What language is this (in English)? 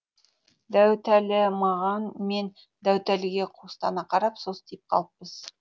Kazakh